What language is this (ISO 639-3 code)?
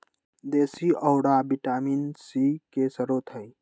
mag